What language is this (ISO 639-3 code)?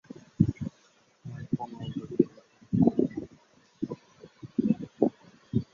ben